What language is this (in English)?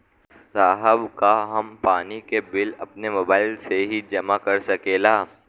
Bhojpuri